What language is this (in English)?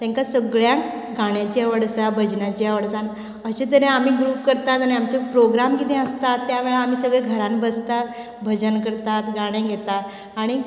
Konkani